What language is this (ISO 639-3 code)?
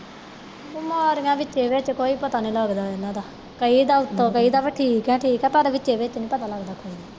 pan